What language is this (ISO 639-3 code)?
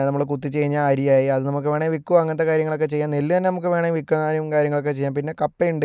mal